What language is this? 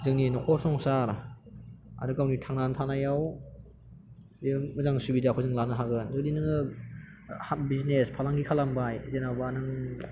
Bodo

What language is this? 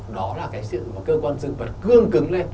Vietnamese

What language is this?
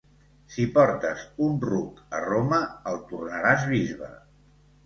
Catalan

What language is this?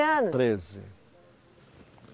Portuguese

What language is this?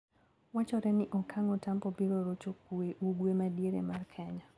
Luo (Kenya and Tanzania)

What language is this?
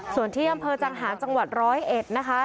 Thai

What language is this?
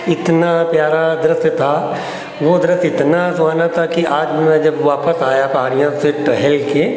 Hindi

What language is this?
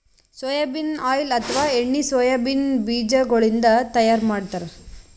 Kannada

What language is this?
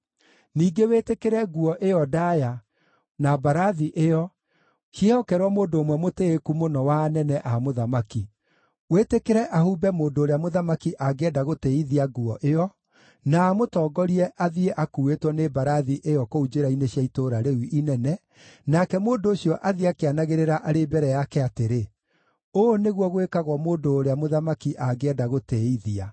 Kikuyu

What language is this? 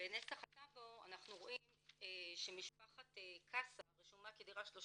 Hebrew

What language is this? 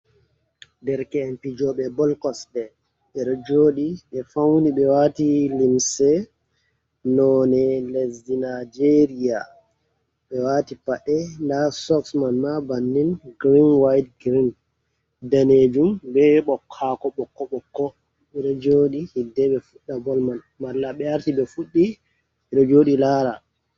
Fula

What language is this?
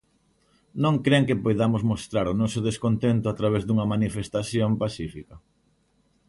Galician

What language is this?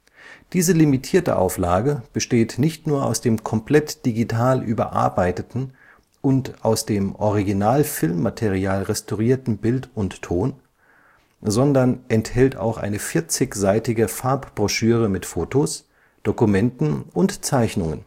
German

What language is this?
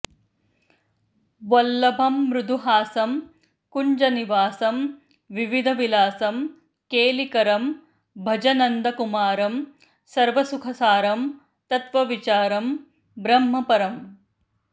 Sanskrit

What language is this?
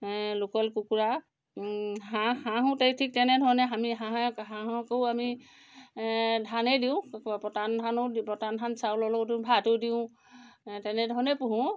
Assamese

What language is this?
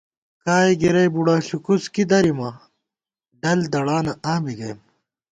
Gawar-Bati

